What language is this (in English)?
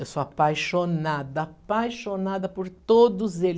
Portuguese